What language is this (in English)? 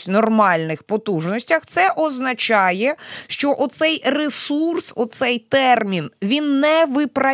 Ukrainian